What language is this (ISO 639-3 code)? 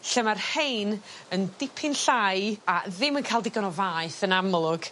cym